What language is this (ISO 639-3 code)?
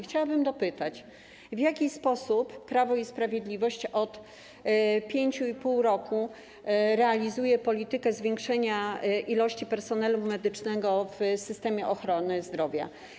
pol